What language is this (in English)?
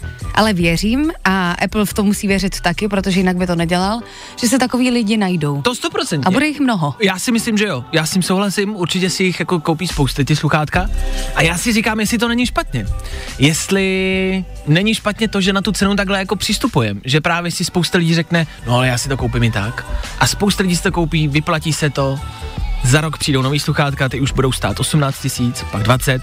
Czech